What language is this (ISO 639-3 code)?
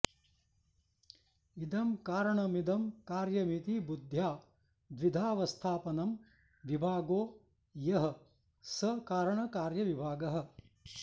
san